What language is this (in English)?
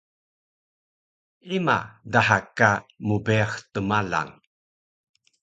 Taroko